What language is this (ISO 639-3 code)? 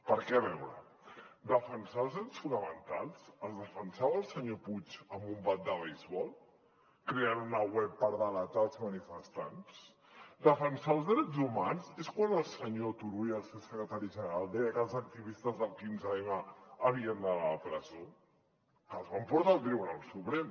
cat